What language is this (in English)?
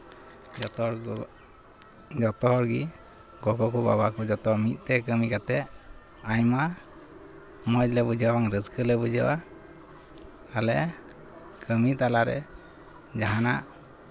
Santali